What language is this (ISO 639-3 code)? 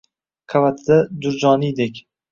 uzb